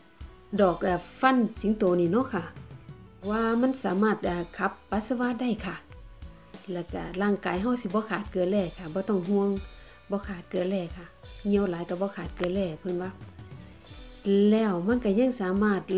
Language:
Thai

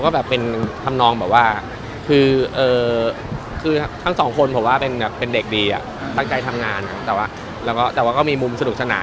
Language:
Thai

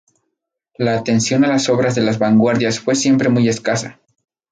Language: Spanish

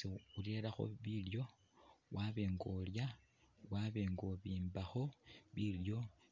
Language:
Masaaba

